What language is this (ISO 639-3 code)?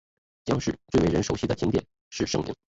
zho